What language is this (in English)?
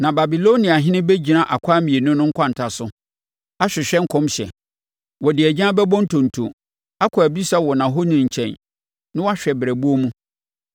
Akan